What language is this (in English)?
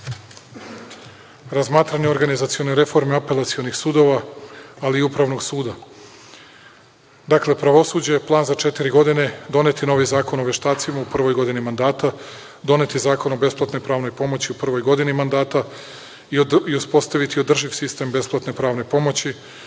Serbian